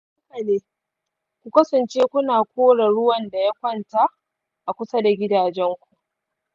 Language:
Hausa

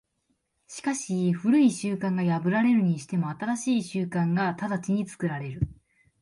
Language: Japanese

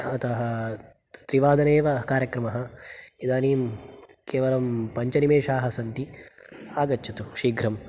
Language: Sanskrit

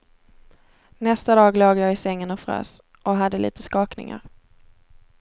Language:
Swedish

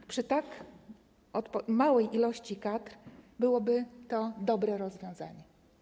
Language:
Polish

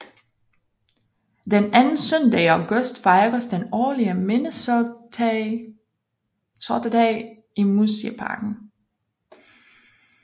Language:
Danish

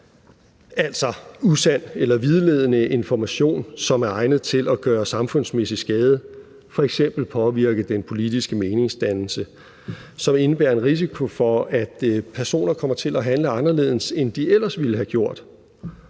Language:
Danish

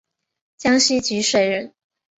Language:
Chinese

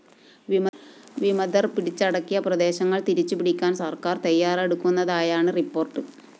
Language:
Malayalam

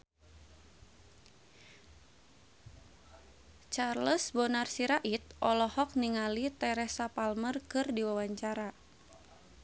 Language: Sundanese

